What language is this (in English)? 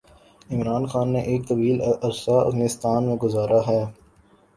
Urdu